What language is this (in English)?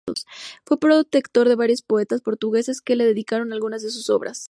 Spanish